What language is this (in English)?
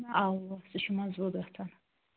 Kashmiri